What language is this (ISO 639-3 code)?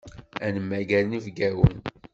kab